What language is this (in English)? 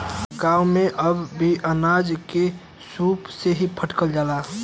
Bhojpuri